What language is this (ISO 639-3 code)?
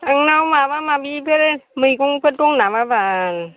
brx